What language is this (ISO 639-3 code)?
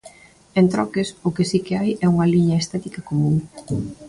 glg